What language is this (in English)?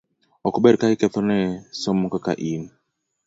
Luo (Kenya and Tanzania)